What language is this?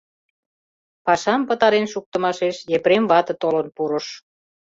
Mari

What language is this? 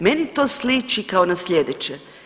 Croatian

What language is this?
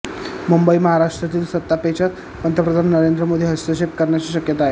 Marathi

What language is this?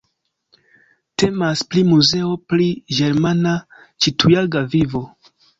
Esperanto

